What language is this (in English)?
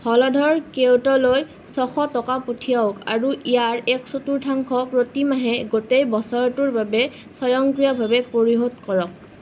Assamese